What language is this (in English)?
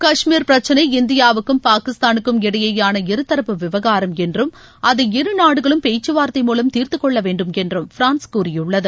Tamil